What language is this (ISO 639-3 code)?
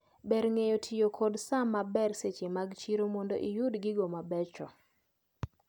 luo